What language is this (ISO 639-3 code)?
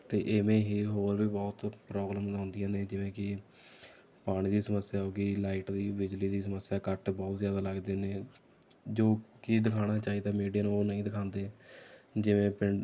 pan